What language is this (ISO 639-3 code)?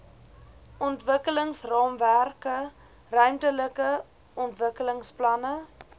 afr